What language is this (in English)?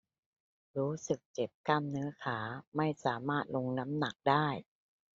Thai